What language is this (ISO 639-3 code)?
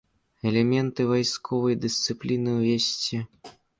bel